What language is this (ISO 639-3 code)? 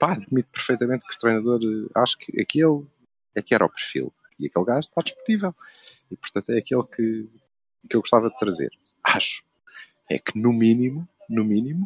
por